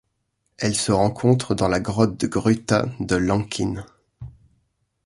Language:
French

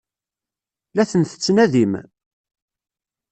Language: Kabyle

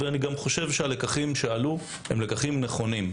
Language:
Hebrew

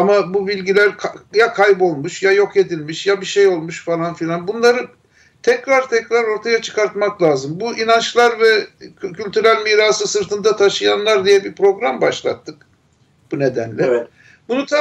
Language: Turkish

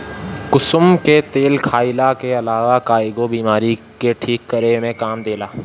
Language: Bhojpuri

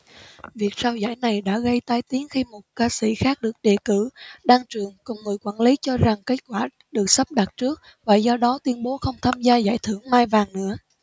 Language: Vietnamese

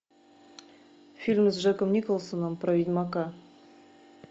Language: Russian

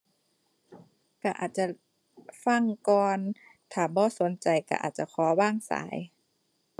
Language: Thai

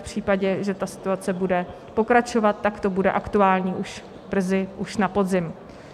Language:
Czech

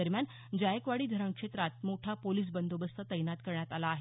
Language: Marathi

